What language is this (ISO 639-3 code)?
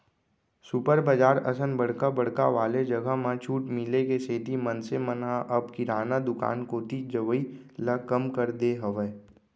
hne